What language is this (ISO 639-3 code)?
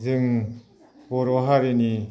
brx